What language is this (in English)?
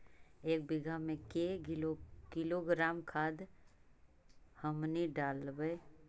Magahi